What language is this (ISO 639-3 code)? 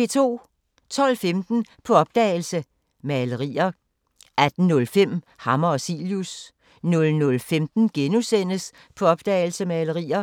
dan